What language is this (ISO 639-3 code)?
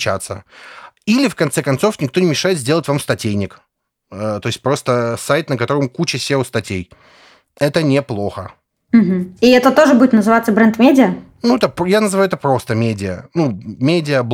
rus